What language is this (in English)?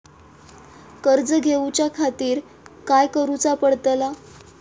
Marathi